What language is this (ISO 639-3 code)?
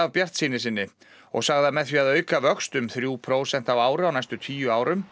isl